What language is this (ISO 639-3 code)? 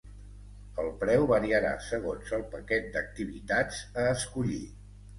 cat